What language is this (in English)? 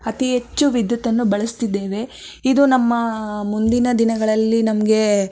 Kannada